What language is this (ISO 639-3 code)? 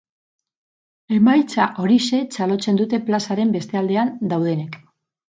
eus